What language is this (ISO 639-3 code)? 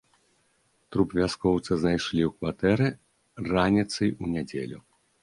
bel